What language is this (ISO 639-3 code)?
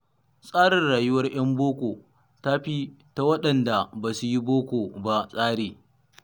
hau